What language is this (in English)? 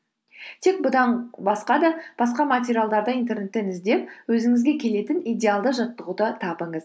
Kazakh